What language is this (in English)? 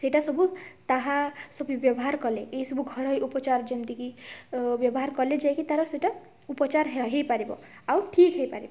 Odia